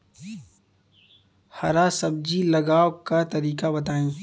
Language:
Bhojpuri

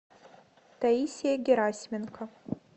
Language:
Russian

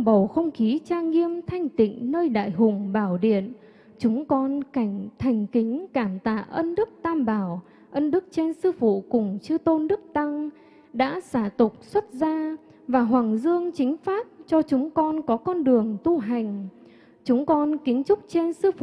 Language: Vietnamese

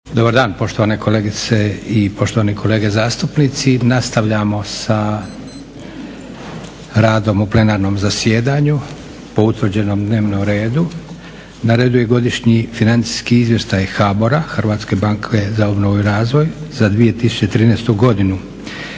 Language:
Croatian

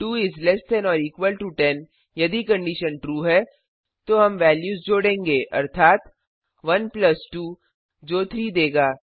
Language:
Hindi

